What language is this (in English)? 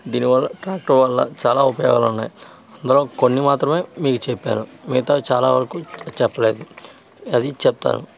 Telugu